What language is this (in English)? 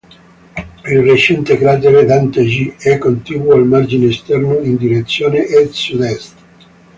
Italian